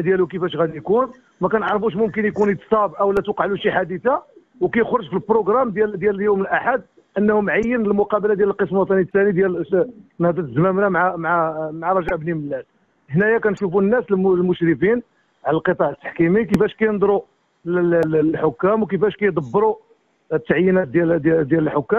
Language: Arabic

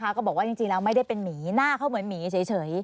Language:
Thai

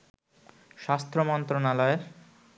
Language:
Bangla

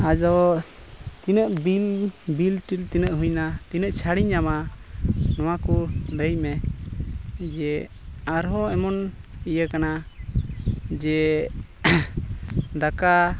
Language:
Santali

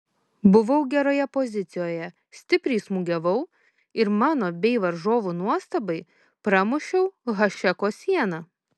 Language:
Lithuanian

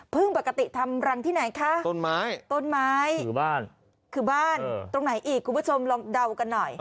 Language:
Thai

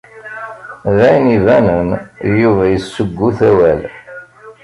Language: Kabyle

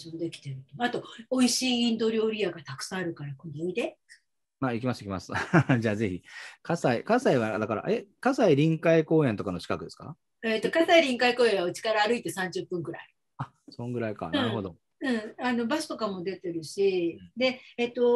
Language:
Japanese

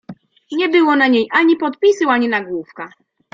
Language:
Polish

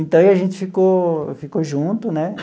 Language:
Portuguese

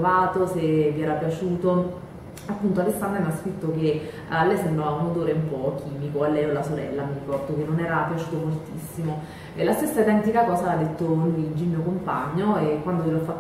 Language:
Italian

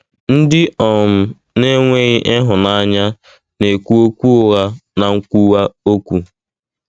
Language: Igbo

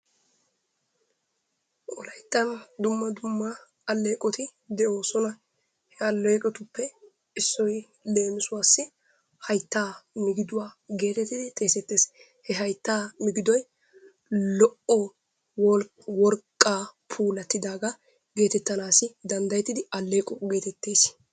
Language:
Wolaytta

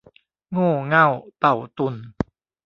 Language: Thai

